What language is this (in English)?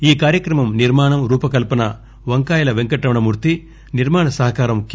Telugu